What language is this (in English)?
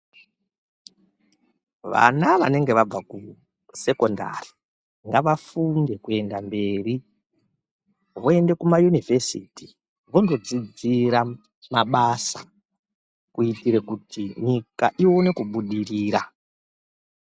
Ndau